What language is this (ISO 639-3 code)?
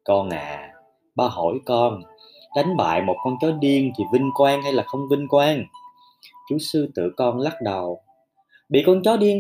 vie